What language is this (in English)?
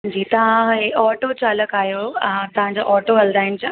Sindhi